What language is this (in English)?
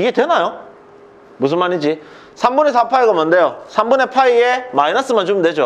Korean